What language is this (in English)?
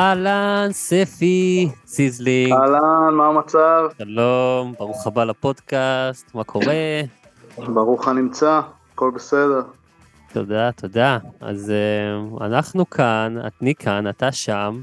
Hebrew